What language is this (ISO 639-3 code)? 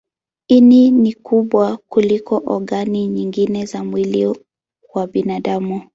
swa